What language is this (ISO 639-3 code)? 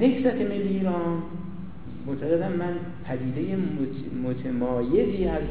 fas